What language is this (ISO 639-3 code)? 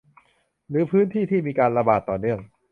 tha